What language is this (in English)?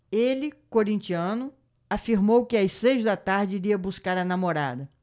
Portuguese